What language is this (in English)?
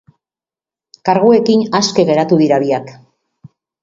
Basque